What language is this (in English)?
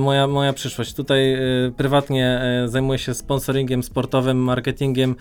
Polish